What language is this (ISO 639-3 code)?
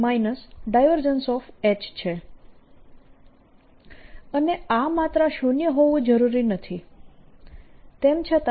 guj